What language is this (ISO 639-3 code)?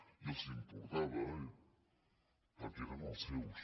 cat